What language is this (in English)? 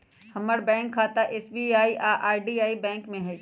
Magahi